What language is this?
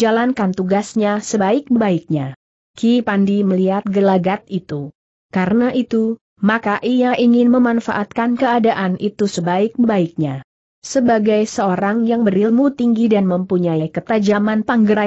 Indonesian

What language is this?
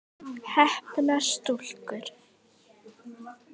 Icelandic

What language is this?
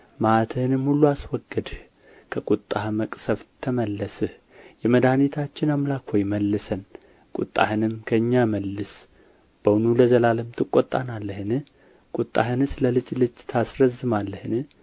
Amharic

